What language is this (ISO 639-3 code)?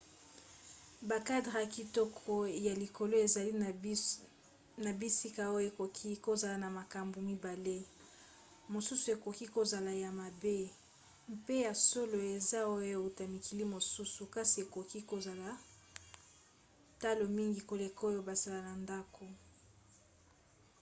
lin